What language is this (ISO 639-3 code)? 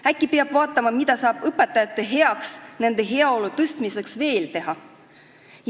est